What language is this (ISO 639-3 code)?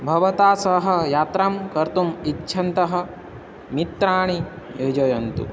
san